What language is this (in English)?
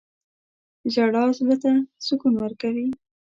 Pashto